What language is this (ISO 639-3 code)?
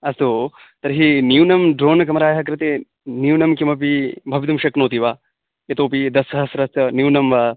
san